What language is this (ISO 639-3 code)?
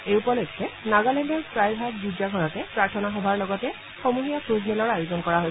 asm